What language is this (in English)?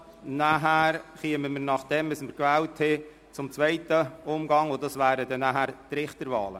Swiss German